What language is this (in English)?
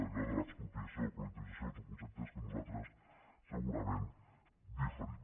Catalan